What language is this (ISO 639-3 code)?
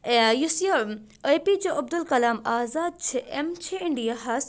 kas